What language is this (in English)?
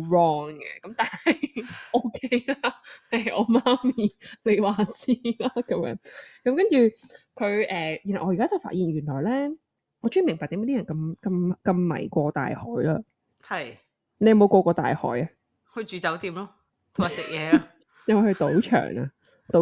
Chinese